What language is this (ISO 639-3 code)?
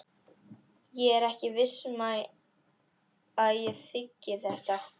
isl